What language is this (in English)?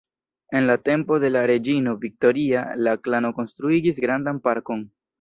Esperanto